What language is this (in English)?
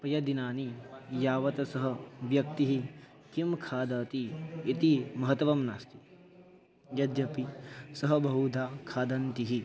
Sanskrit